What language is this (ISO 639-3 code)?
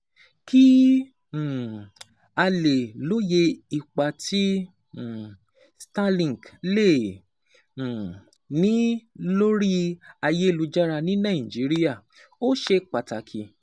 yor